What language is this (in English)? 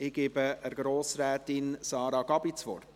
Swiss German